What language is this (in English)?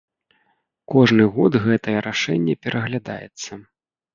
Belarusian